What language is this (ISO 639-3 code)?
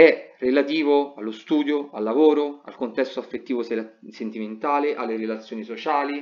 ita